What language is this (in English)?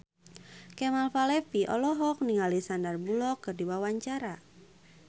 Sundanese